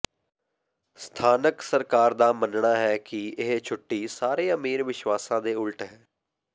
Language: Punjabi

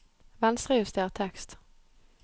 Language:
Norwegian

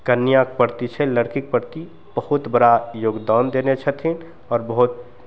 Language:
Maithili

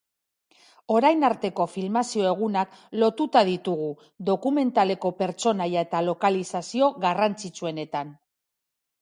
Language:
Basque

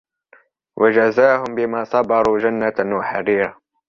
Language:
Arabic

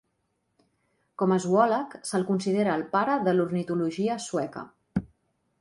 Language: Catalan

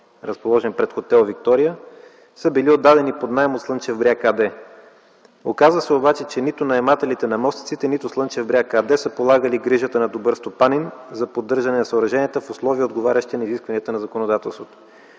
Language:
Bulgarian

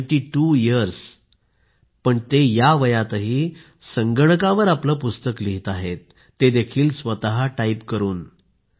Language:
Marathi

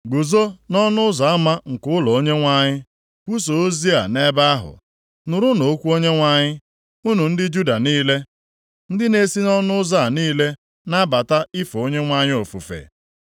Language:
Igbo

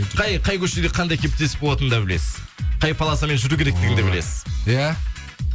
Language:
Kazakh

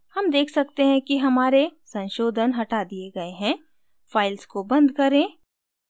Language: Hindi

